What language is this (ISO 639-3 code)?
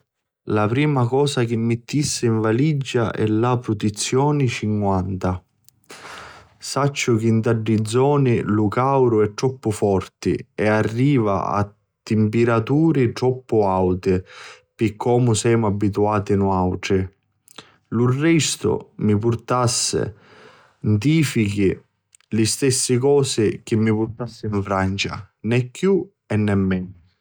scn